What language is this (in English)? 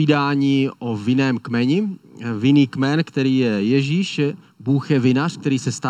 Czech